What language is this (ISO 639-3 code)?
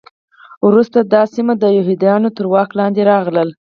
pus